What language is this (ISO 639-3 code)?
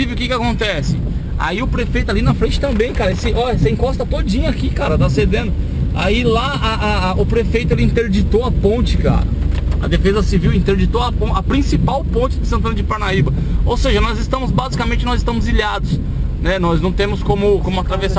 por